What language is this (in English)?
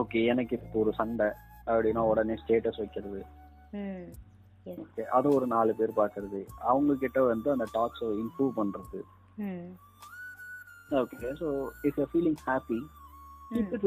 Tamil